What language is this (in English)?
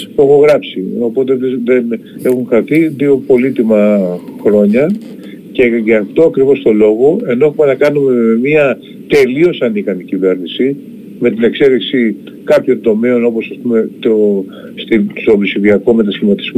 Greek